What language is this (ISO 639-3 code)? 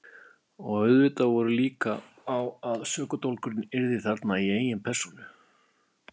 isl